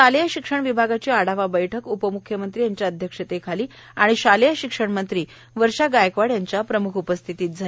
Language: Marathi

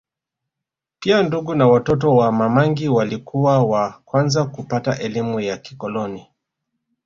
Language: Swahili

